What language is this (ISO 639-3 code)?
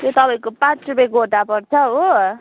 nep